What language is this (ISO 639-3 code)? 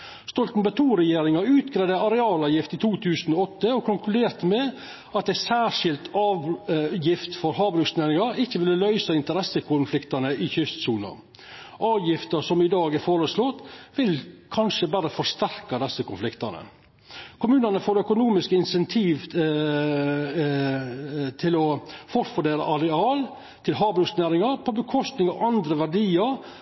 nno